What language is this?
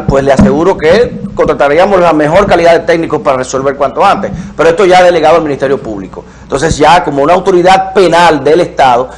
Spanish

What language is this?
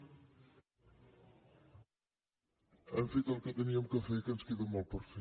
Catalan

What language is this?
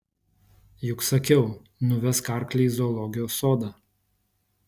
Lithuanian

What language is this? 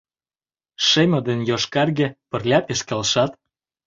Mari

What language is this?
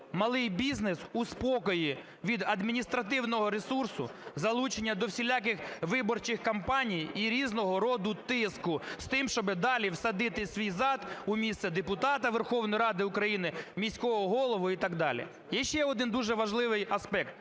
Ukrainian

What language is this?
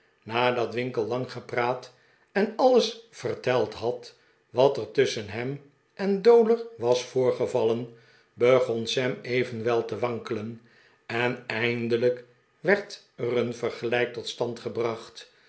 Dutch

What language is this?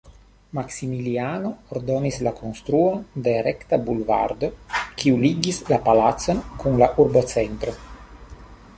Esperanto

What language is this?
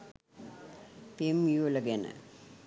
Sinhala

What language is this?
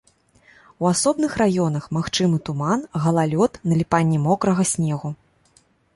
Belarusian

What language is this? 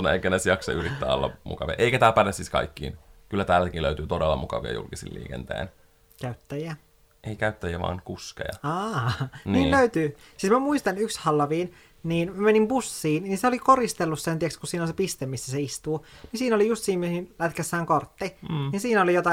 Finnish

